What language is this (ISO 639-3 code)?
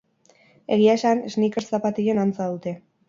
eus